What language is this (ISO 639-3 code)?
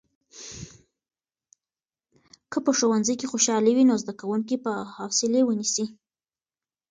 pus